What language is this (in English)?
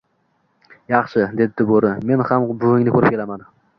Uzbek